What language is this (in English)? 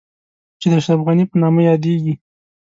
Pashto